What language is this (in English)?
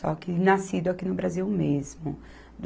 Portuguese